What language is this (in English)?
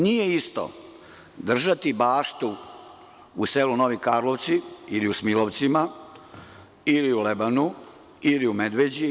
Serbian